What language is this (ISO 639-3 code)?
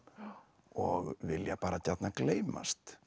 isl